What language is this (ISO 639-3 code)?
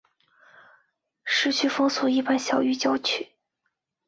zho